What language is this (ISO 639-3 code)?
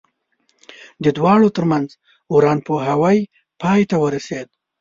pus